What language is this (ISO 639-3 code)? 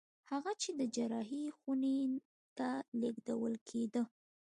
pus